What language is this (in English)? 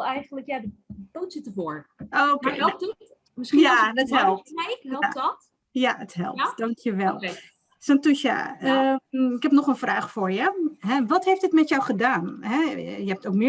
Dutch